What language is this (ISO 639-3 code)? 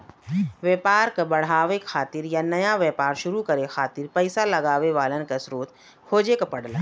bho